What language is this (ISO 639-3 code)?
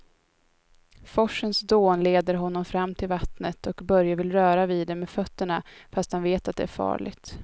swe